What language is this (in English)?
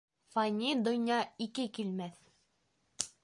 Bashkir